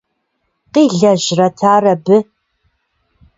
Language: Kabardian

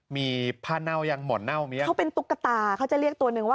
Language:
Thai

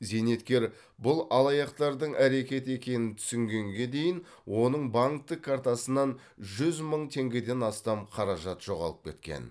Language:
Kazakh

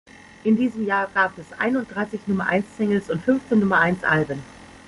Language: German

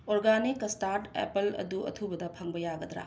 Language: Manipuri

